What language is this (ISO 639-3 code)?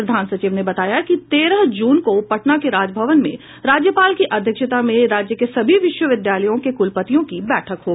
hin